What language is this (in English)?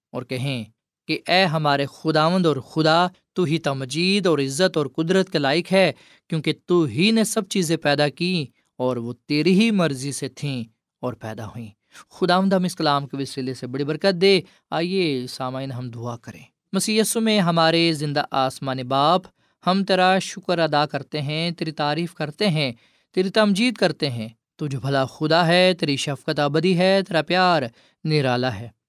Urdu